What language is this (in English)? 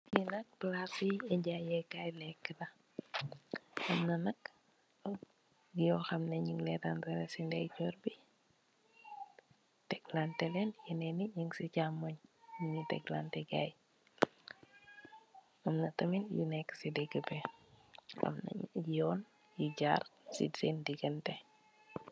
Wolof